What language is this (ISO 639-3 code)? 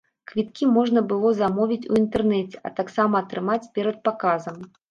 bel